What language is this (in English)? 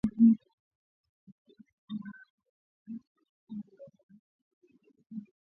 Swahili